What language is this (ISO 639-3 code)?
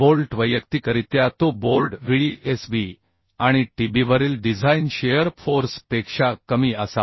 mar